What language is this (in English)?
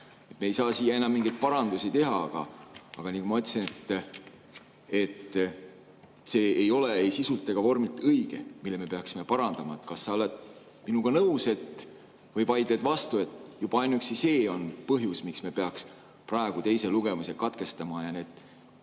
Estonian